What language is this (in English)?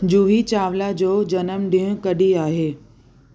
Sindhi